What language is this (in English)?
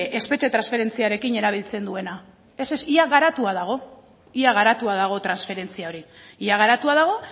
Basque